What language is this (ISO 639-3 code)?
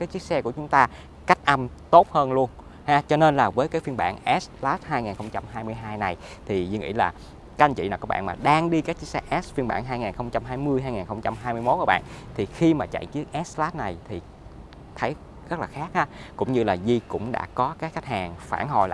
vie